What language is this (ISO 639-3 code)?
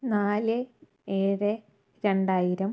mal